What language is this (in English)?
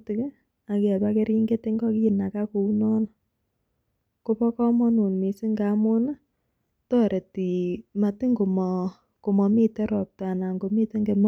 Kalenjin